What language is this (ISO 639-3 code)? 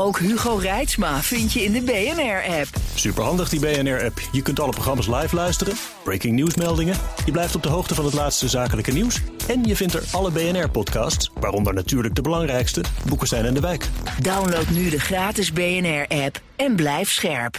nld